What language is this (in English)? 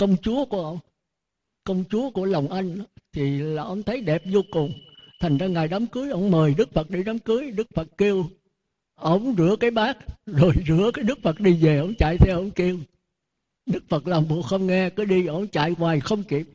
Vietnamese